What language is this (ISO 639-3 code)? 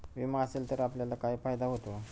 mar